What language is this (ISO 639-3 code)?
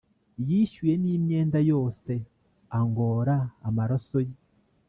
kin